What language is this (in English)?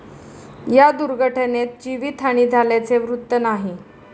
Marathi